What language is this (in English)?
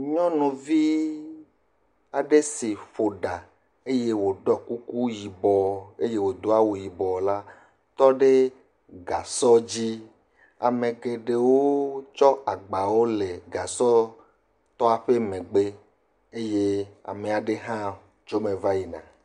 Ewe